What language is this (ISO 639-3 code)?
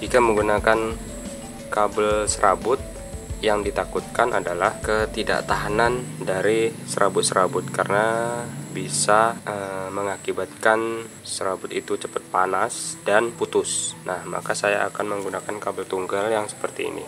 ind